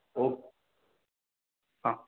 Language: Marathi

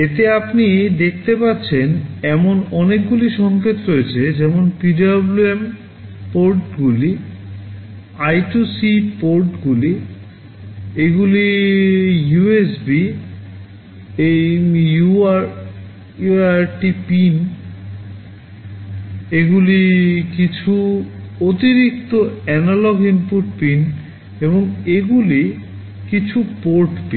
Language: Bangla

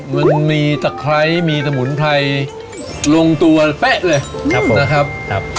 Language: Thai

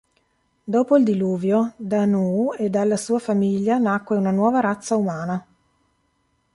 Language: Italian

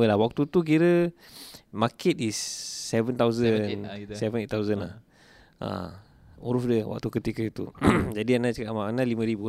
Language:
Malay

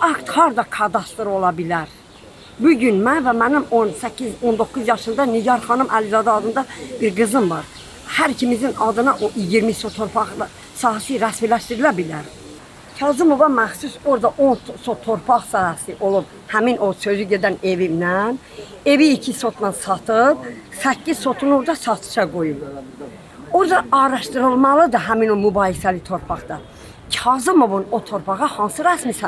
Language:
Turkish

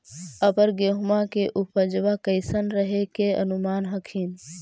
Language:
Magahi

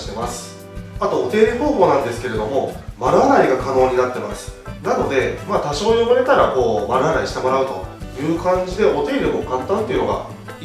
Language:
Japanese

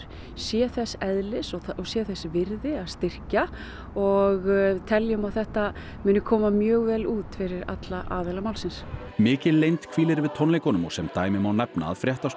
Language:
Icelandic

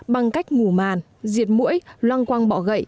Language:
Vietnamese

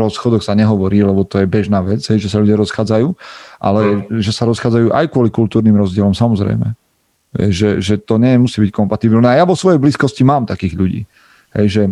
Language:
Slovak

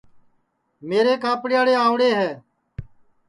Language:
Sansi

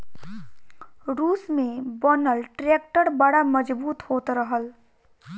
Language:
Bhojpuri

